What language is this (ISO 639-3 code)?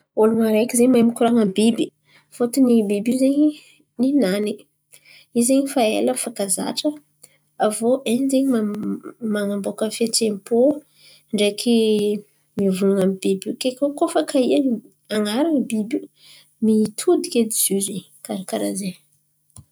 xmv